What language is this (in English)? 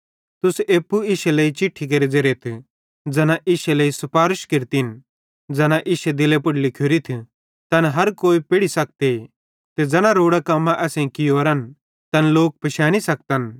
Bhadrawahi